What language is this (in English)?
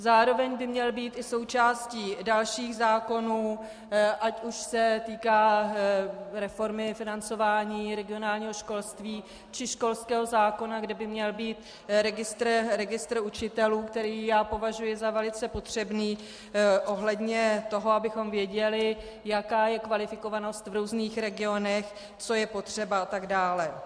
Czech